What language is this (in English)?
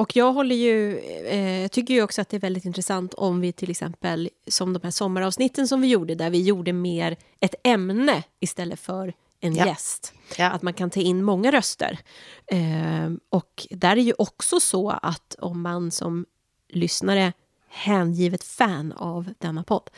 Swedish